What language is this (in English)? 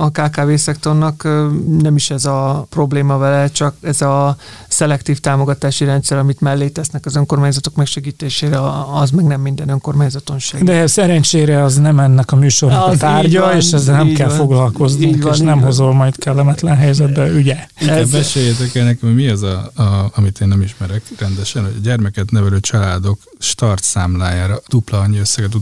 Hungarian